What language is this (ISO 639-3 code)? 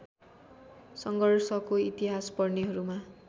nep